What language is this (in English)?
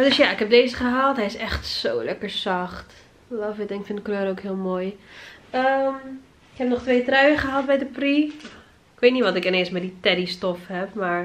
Dutch